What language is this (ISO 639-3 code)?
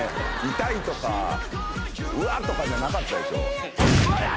jpn